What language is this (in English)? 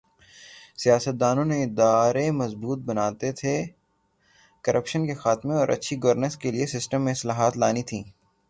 Urdu